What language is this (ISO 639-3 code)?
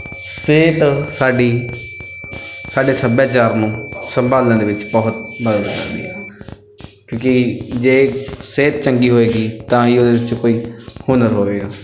pan